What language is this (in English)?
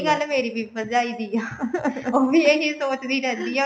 Punjabi